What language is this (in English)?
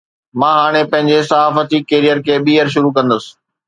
Sindhi